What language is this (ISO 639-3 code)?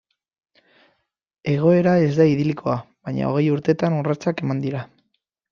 eus